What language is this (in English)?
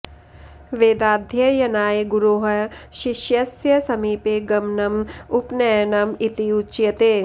Sanskrit